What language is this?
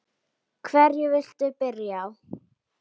Icelandic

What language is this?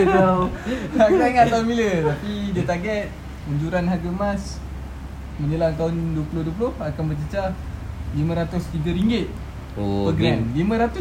Malay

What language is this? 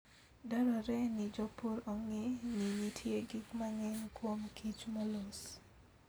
Luo (Kenya and Tanzania)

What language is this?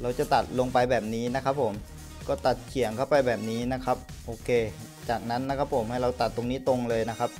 Thai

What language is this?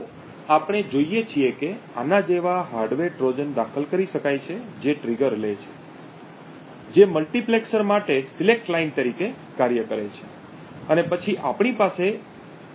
Gujarati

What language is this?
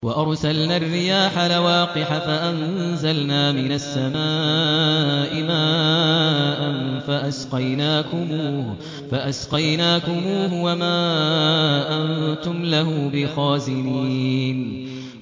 Arabic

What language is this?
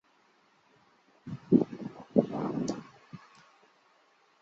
Chinese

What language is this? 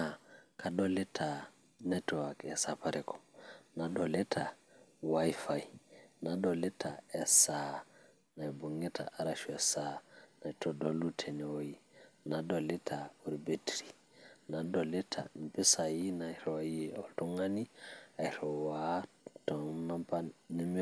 Masai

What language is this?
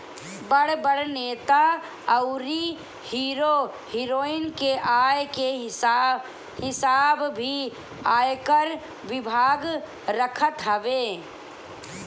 Bhojpuri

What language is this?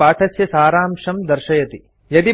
Sanskrit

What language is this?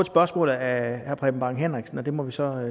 Danish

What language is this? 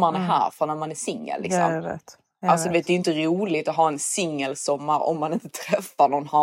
Swedish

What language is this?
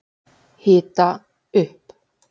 Icelandic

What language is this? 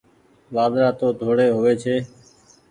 Goaria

